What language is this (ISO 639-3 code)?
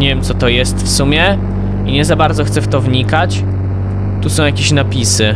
pol